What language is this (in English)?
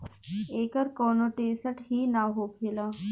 Bhojpuri